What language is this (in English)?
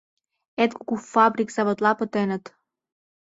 Mari